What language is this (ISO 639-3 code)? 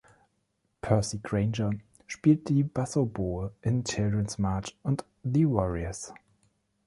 deu